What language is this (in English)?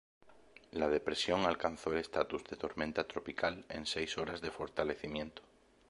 Spanish